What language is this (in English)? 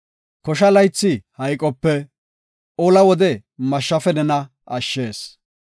Gofa